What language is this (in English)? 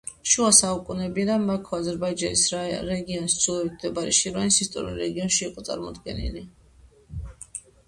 Georgian